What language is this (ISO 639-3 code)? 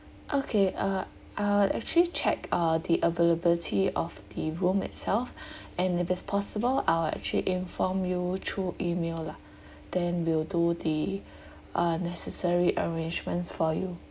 eng